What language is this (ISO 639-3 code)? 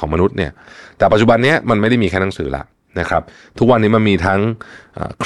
tha